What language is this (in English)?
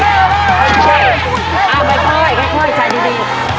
Thai